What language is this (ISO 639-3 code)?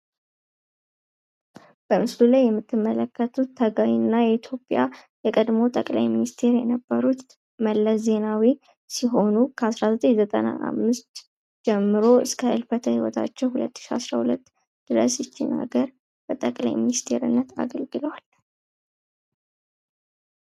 amh